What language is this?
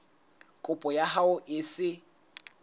Southern Sotho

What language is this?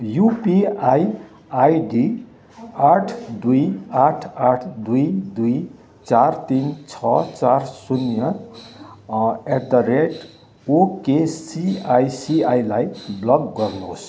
Nepali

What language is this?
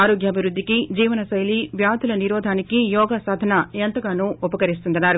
Telugu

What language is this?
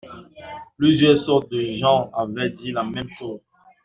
French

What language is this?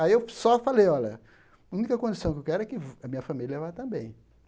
Portuguese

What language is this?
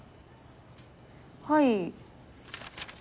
Japanese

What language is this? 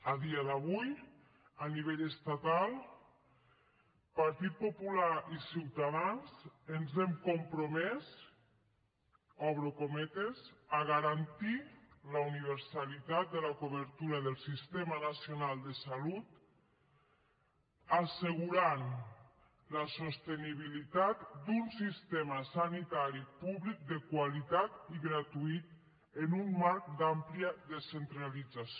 Catalan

